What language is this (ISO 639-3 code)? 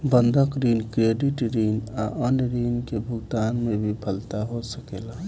bho